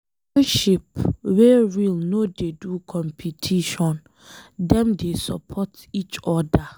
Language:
Nigerian Pidgin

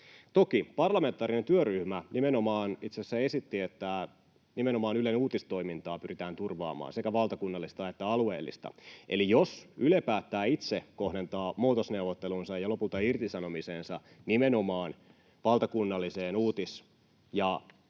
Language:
Finnish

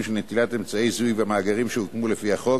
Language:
Hebrew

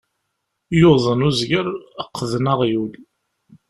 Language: Kabyle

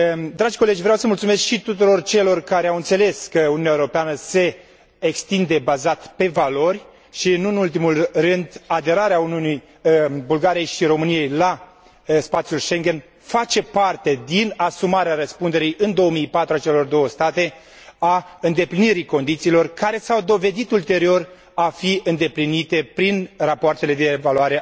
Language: Romanian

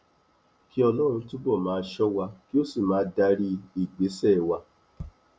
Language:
Yoruba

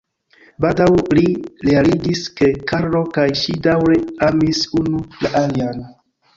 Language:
Esperanto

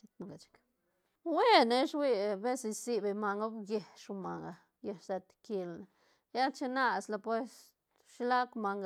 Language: Santa Catarina Albarradas Zapotec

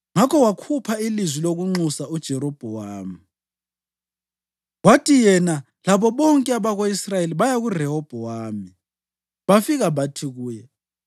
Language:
North Ndebele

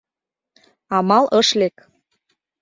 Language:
Mari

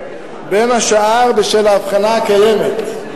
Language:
Hebrew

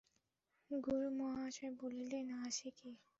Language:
Bangla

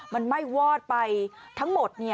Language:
Thai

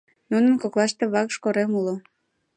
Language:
Mari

